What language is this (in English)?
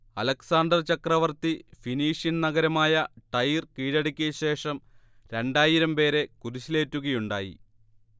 Malayalam